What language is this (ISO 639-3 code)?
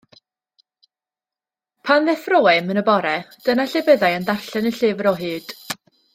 cym